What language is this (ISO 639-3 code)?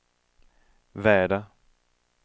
swe